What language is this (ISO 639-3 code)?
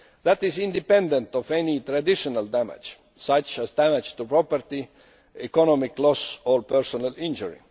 eng